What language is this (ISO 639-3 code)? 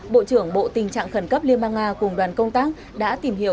vie